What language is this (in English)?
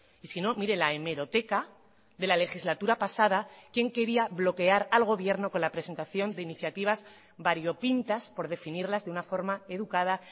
Spanish